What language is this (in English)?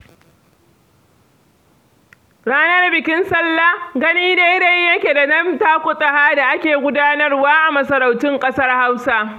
Hausa